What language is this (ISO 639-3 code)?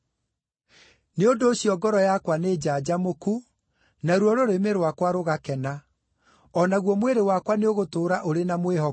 kik